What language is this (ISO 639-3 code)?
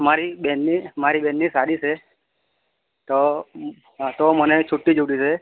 guj